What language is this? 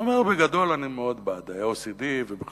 Hebrew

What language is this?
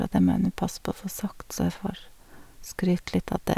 Norwegian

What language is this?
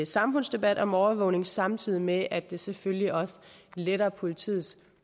Danish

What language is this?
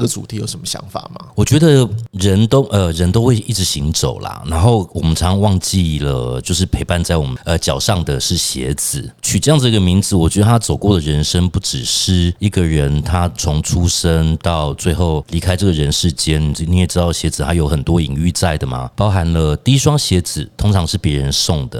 Chinese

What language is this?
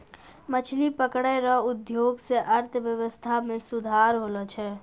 Maithili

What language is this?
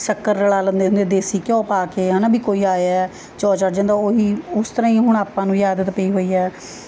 Punjabi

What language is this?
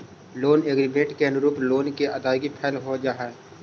Magahi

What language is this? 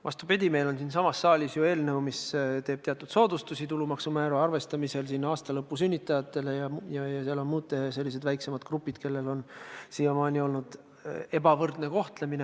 Estonian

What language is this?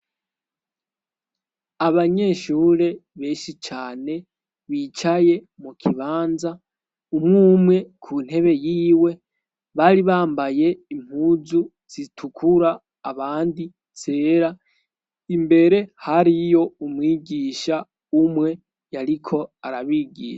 Rundi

